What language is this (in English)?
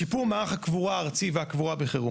Hebrew